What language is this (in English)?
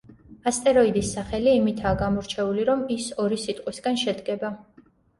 Georgian